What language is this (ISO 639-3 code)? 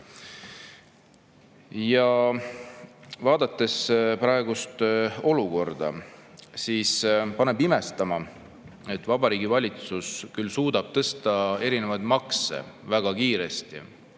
est